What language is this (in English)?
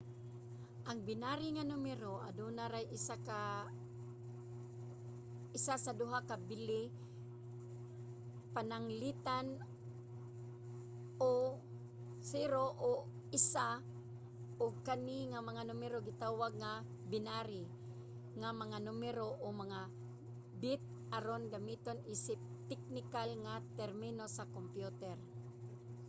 Cebuano